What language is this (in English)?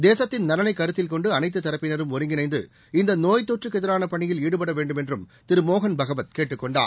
Tamil